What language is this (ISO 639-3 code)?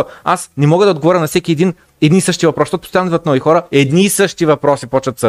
bul